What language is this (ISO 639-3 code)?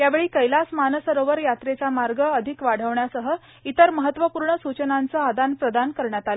mar